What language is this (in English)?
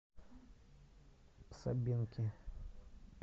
Russian